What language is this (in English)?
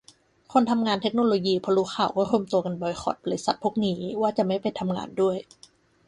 Thai